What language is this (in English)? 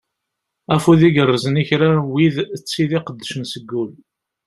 Kabyle